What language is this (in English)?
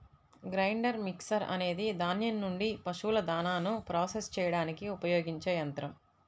Telugu